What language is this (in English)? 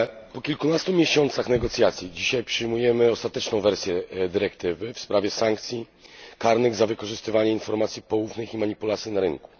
Polish